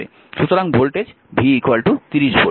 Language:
Bangla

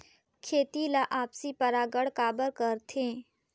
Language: Chhattisgarhi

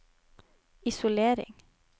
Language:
Norwegian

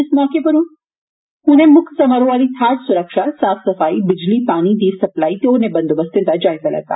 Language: Dogri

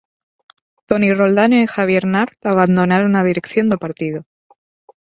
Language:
Galician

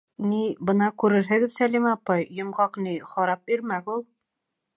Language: Bashkir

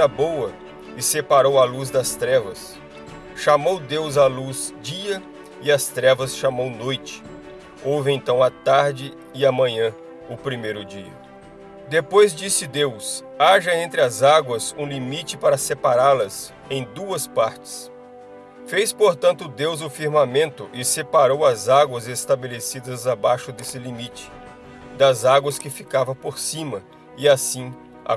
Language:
Portuguese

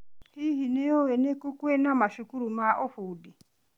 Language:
Kikuyu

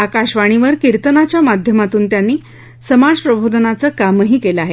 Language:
Marathi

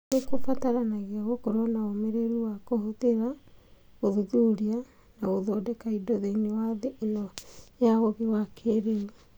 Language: Kikuyu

